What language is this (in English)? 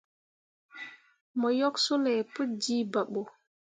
Mundang